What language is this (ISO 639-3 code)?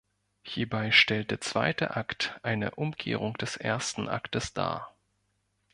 deu